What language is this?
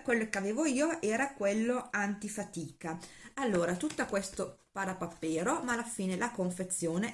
Italian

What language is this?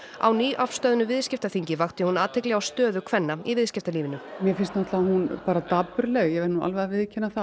Icelandic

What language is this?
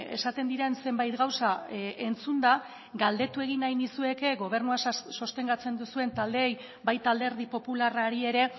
Basque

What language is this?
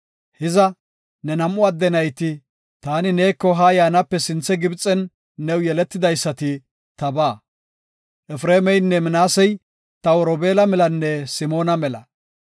Gofa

